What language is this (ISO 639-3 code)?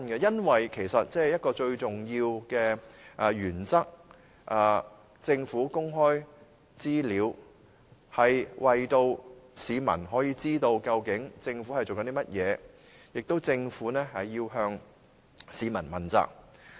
yue